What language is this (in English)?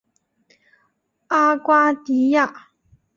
Chinese